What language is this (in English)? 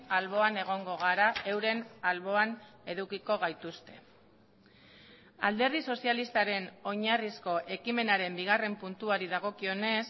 Basque